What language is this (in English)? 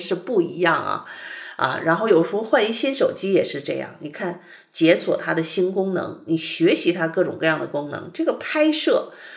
Chinese